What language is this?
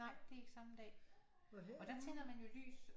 Danish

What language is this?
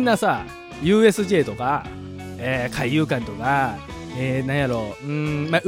Japanese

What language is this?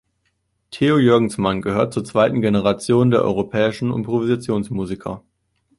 German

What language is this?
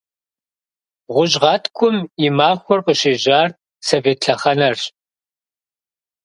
Kabardian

